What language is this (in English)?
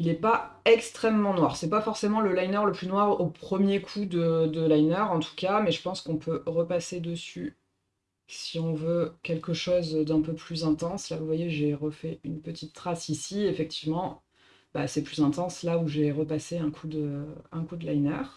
French